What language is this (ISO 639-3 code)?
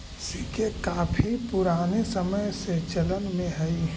mag